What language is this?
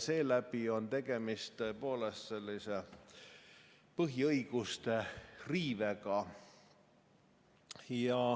Estonian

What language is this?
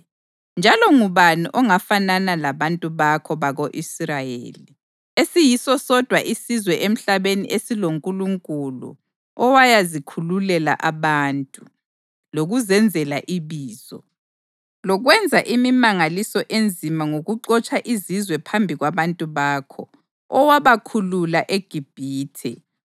North Ndebele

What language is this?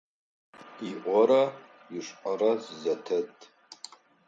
Adyghe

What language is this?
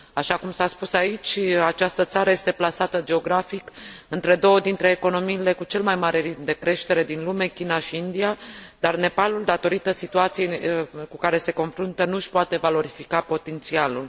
Romanian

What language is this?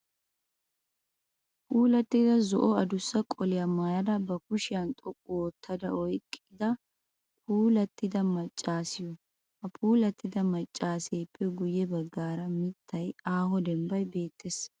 Wolaytta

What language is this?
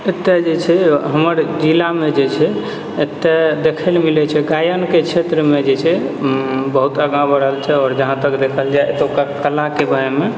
Maithili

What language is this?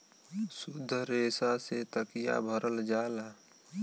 Bhojpuri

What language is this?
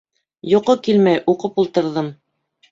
Bashkir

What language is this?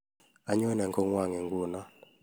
Kalenjin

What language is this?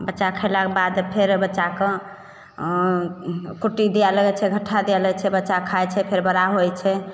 Maithili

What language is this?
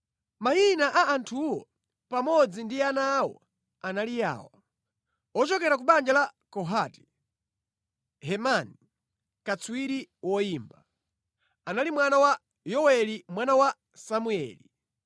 Nyanja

